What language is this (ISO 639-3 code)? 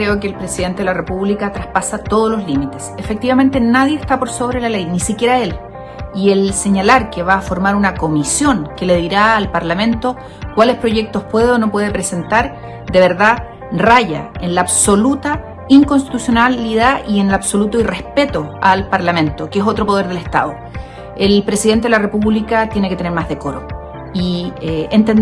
spa